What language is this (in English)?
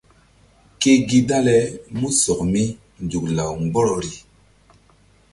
Mbum